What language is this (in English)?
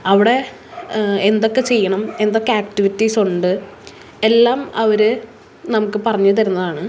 Malayalam